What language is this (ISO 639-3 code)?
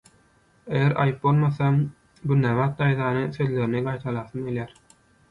tuk